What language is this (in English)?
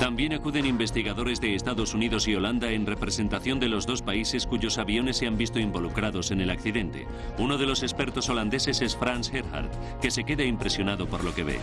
Spanish